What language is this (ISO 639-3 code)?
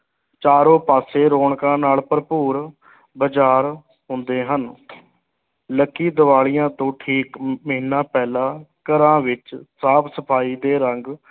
pan